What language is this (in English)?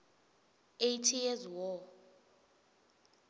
Swati